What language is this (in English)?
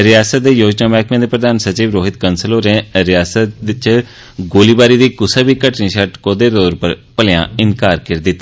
Dogri